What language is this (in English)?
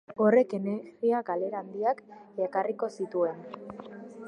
Basque